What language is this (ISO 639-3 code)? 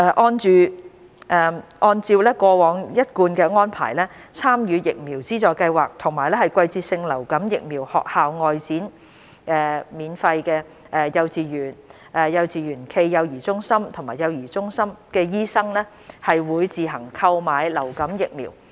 yue